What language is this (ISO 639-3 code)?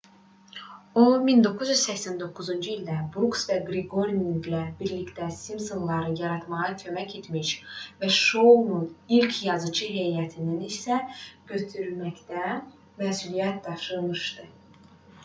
aze